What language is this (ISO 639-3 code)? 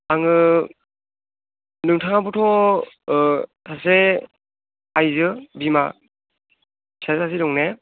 brx